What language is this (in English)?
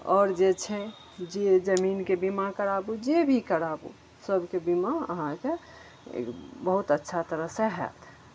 Maithili